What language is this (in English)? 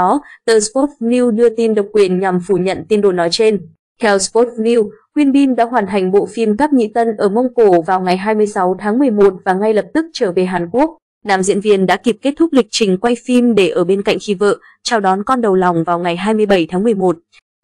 Vietnamese